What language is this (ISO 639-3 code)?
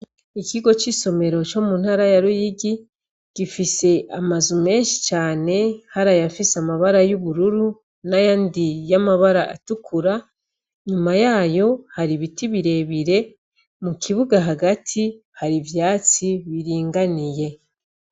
run